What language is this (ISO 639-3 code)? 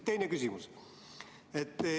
est